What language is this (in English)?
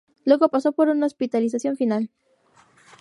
Spanish